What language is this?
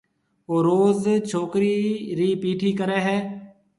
Marwari (Pakistan)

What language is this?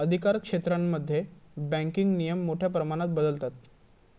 Marathi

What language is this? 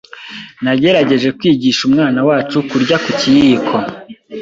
Kinyarwanda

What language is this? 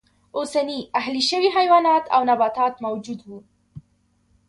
Pashto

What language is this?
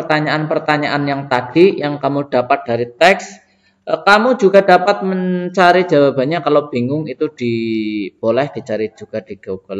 Indonesian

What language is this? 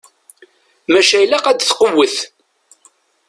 Kabyle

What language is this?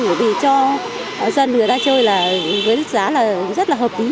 Vietnamese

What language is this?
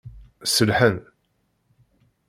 Kabyle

